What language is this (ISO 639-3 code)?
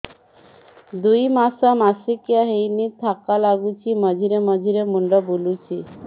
ori